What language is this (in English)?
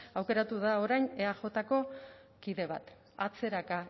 Basque